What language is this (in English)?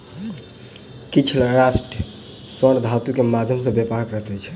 Maithili